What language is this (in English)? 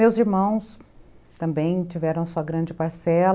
Portuguese